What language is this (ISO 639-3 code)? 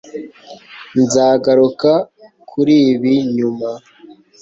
kin